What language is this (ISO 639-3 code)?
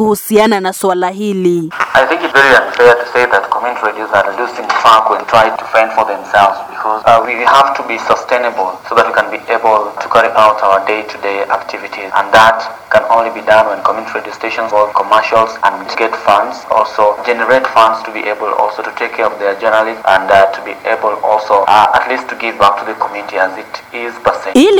swa